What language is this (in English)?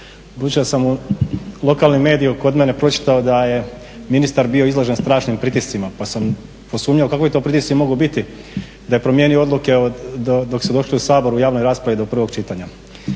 Croatian